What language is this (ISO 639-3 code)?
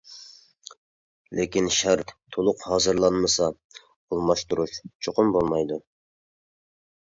uig